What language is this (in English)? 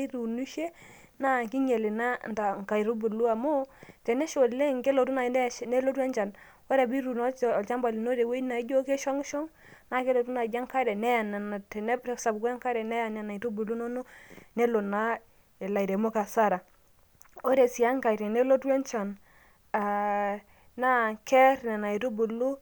Masai